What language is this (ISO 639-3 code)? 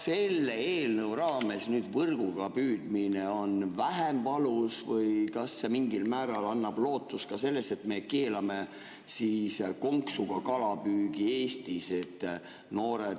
est